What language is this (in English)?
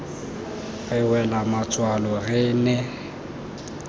Tswana